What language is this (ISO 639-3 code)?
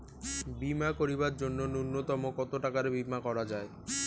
ben